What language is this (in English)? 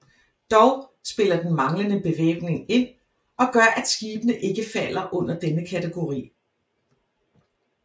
Danish